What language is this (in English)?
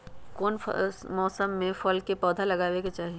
Magahi